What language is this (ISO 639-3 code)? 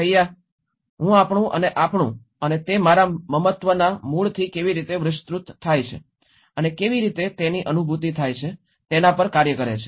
guj